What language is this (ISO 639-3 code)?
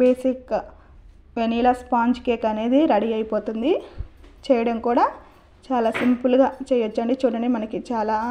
tel